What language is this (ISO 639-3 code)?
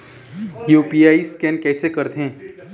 hne